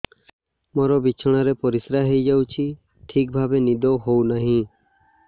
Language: Odia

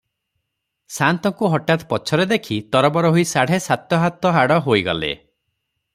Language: Odia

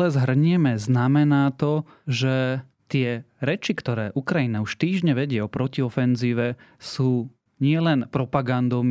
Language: Slovak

